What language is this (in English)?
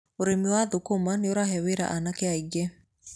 Kikuyu